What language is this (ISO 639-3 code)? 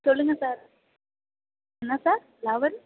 tam